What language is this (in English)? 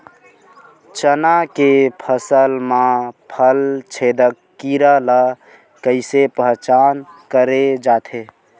Chhattisgarhi